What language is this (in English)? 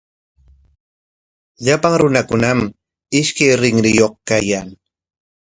Corongo Ancash Quechua